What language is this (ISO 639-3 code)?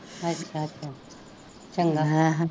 pan